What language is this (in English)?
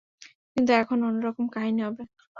Bangla